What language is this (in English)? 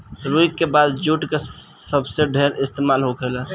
Bhojpuri